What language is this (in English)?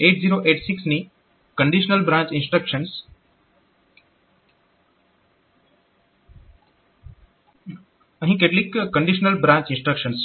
Gujarati